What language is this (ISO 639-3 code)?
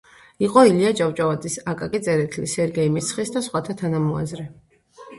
kat